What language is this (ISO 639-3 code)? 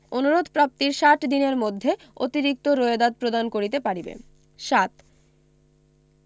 ben